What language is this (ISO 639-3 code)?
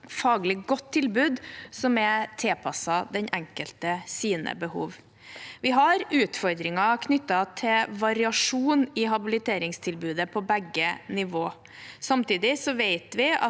nor